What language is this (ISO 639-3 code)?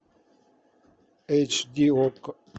rus